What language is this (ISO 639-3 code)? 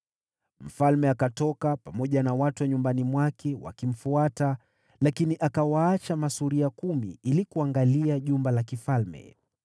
swa